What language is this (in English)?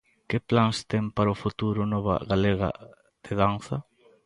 Galician